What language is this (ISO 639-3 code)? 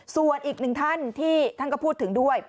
tha